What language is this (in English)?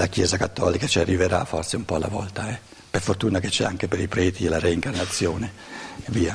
Italian